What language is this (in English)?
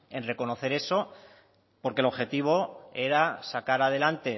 Spanish